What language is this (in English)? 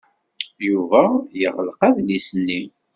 Kabyle